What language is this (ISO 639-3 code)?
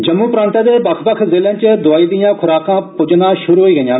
doi